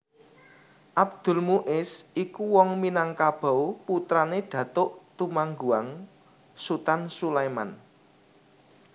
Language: Javanese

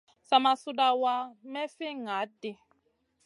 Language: Masana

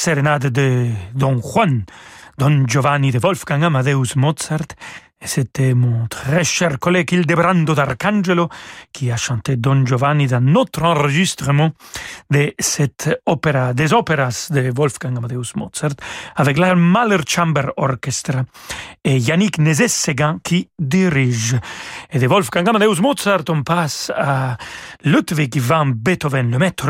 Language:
French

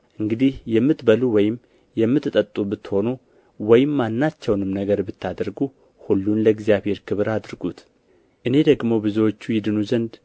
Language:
Amharic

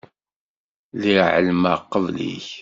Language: Kabyle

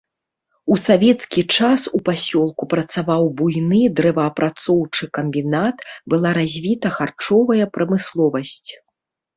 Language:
Belarusian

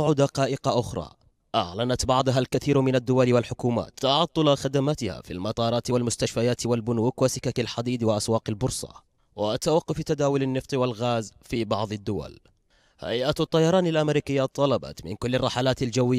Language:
Arabic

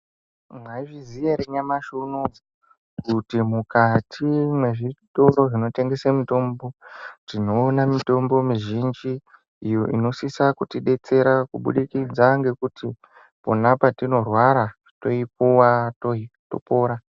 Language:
Ndau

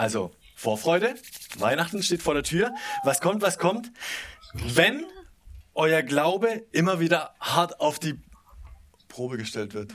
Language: German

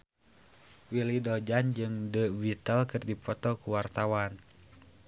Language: Sundanese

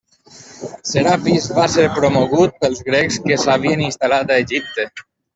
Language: Catalan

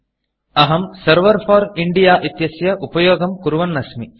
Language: Sanskrit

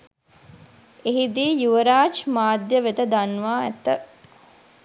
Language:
Sinhala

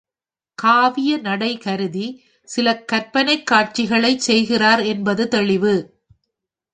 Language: Tamil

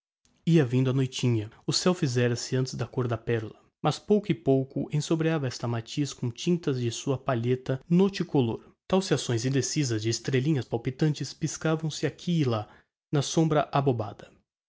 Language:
Portuguese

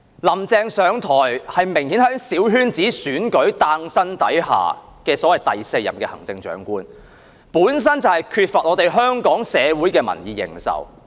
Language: Cantonese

